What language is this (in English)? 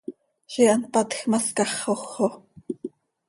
Seri